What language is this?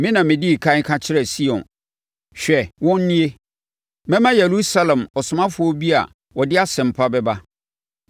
Akan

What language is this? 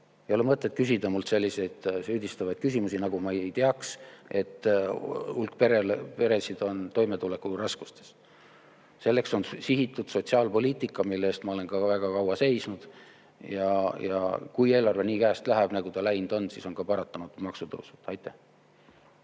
Estonian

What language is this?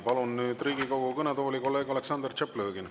Estonian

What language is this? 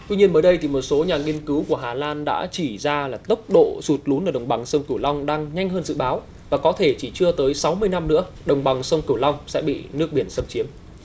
Vietnamese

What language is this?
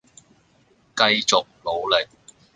Cantonese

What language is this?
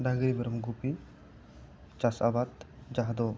Santali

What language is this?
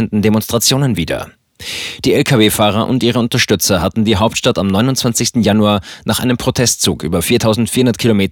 German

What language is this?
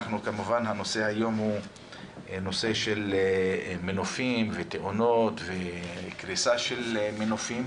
Hebrew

